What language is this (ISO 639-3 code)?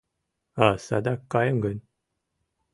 chm